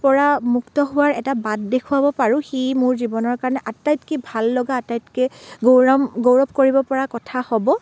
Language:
Assamese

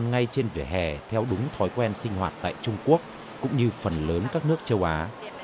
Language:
Vietnamese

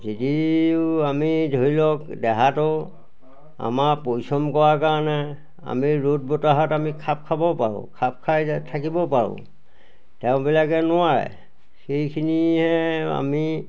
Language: Assamese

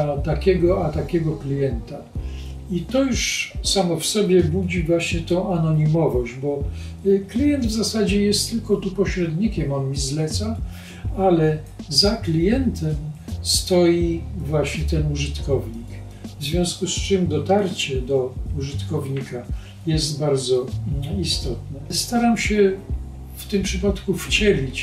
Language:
Polish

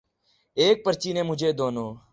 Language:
Urdu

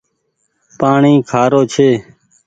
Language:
Goaria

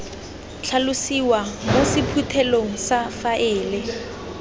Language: Tswana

